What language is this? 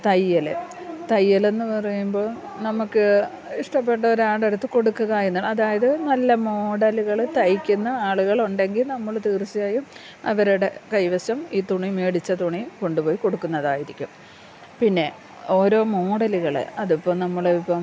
Malayalam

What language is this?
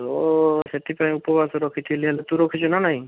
Odia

